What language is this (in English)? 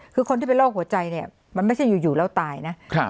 Thai